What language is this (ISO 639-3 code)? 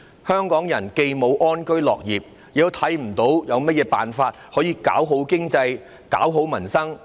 yue